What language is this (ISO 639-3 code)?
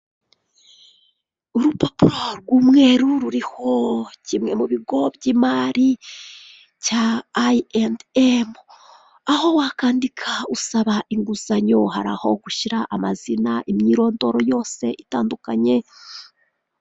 kin